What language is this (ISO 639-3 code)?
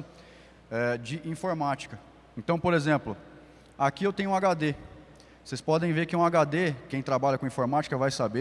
por